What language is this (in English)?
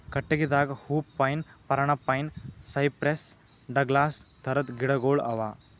Kannada